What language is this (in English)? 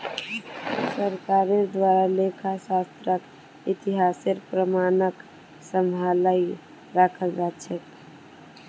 Magahi